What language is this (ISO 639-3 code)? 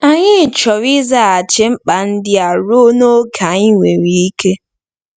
ibo